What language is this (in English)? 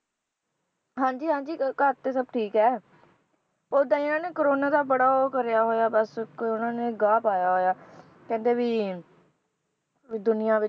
Punjabi